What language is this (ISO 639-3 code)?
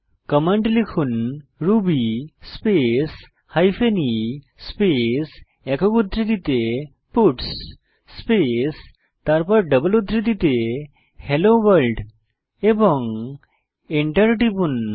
ben